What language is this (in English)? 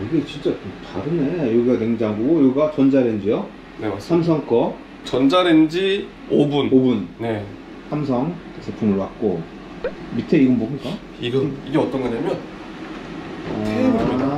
Korean